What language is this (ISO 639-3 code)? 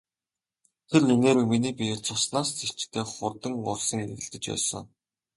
mon